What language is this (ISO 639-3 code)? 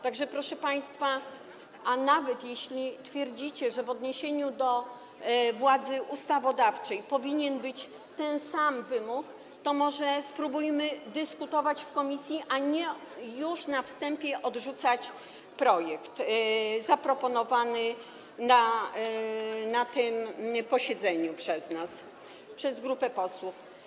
pol